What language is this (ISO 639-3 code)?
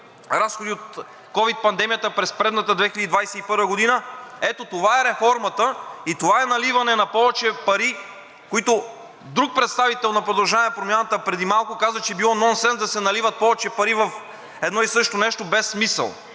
bul